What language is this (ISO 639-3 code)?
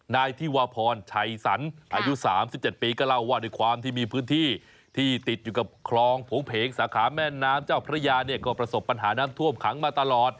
tha